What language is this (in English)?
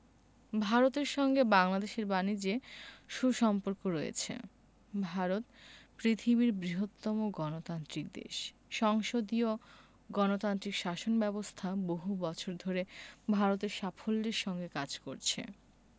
Bangla